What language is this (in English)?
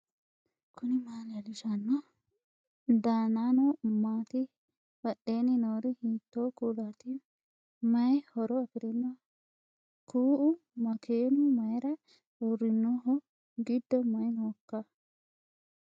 Sidamo